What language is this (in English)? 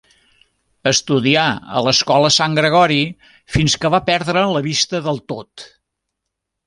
Catalan